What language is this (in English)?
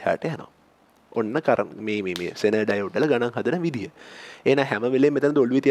Indonesian